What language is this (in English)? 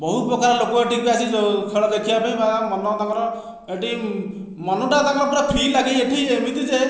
Odia